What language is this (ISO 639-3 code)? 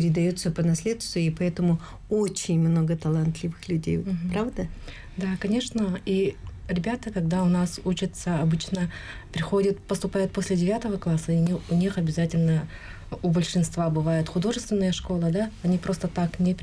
rus